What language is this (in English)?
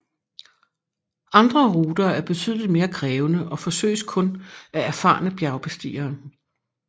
Danish